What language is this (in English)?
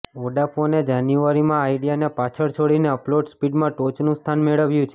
Gujarati